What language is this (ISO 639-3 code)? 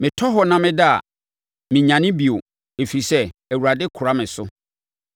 aka